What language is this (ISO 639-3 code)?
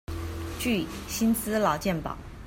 zho